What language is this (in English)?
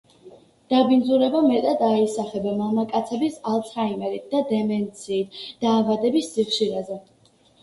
Georgian